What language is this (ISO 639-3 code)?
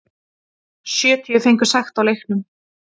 isl